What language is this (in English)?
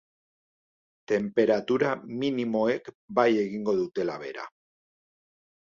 Basque